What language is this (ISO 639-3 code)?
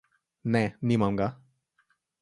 slv